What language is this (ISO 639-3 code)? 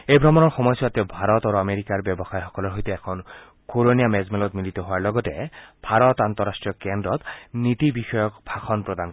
asm